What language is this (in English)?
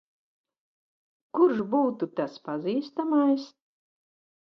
Latvian